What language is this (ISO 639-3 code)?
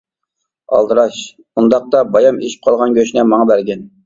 uig